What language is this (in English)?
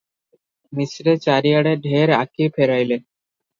Odia